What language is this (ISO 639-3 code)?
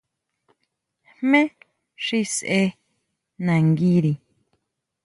mau